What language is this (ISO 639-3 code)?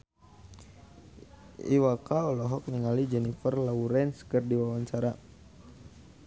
sun